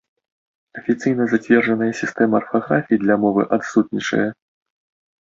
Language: Belarusian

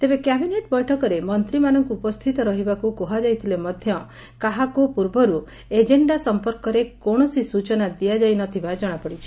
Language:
Odia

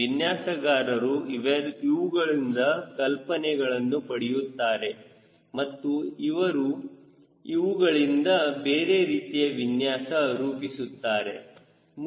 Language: Kannada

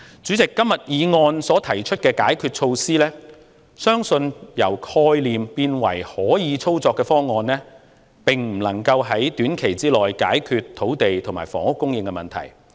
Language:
Cantonese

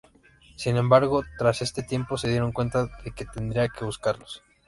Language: Spanish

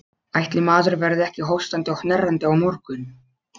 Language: Icelandic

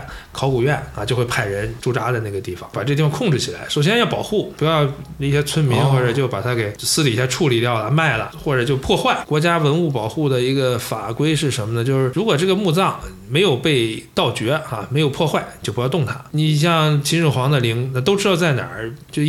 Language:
Chinese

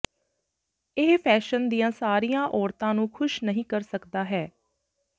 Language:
Punjabi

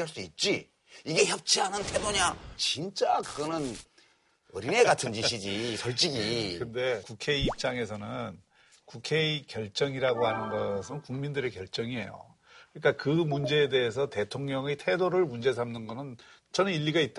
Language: Korean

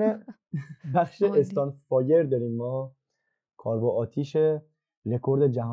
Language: Persian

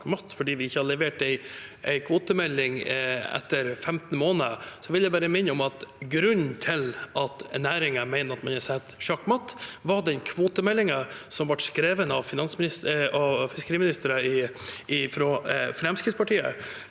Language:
Norwegian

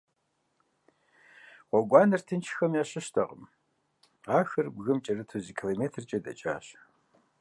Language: Kabardian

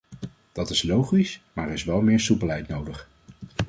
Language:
Dutch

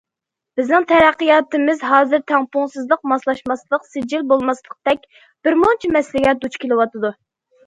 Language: Uyghur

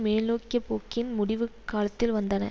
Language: Tamil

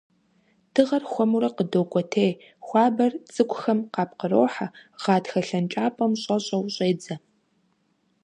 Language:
Kabardian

